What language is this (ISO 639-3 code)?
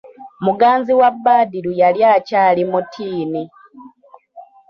lug